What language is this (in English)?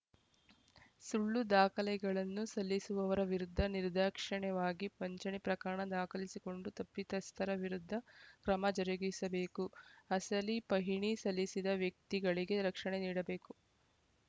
Kannada